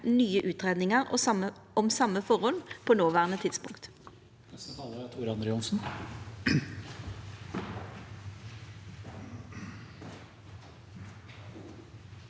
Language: Norwegian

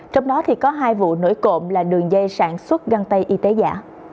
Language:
Vietnamese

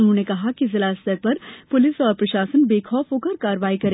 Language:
Hindi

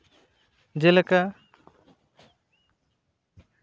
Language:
Santali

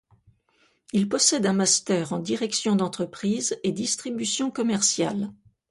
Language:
French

